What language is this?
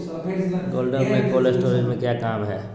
Magahi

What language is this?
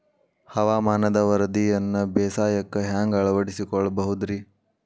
Kannada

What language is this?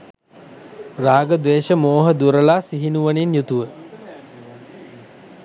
Sinhala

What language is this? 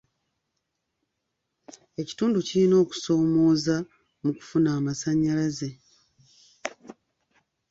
Ganda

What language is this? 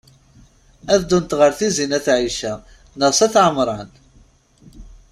Kabyle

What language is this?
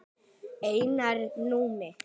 Icelandic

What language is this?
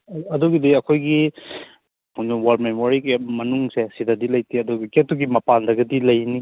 Manipuri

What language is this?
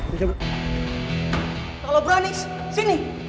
Indonesian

